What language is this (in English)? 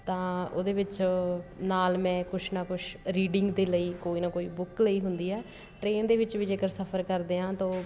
Punjabi